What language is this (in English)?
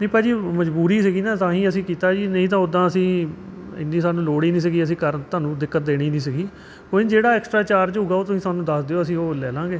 Punjabi